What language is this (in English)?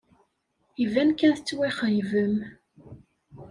Kabyle